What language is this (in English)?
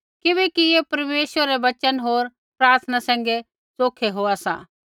Kullu Pahari